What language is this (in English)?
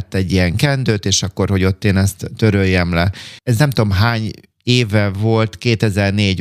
Hungarian